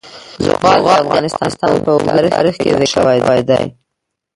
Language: Pashto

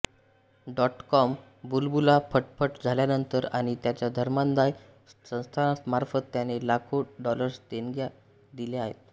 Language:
Marathi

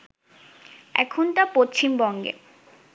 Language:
Bangla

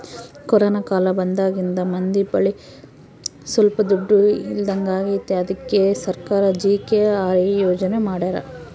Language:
Kannada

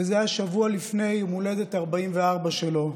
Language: Hebrew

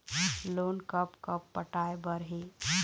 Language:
Chhattisgarhi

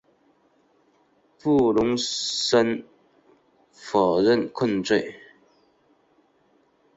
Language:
Chinese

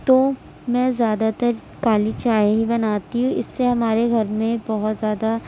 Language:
Urdu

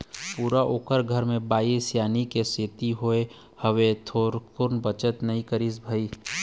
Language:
Chhattisgarhi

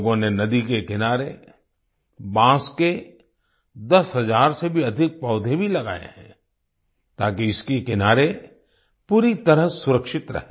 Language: Hindi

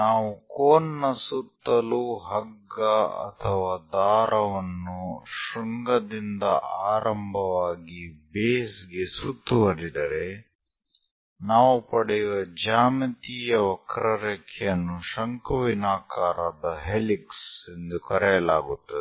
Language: Kannada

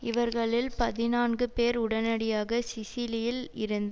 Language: Tamil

